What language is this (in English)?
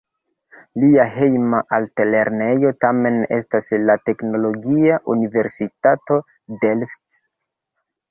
Esperanto